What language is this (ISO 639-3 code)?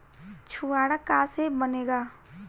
bho